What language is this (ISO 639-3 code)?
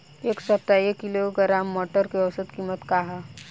bho